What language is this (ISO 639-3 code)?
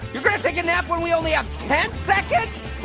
eng